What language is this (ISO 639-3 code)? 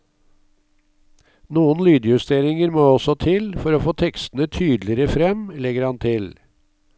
nor